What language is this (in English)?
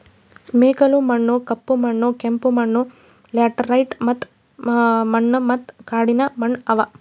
Kannada